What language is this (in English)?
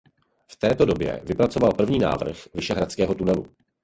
Czech